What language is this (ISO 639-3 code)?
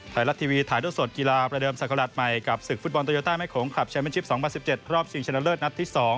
tha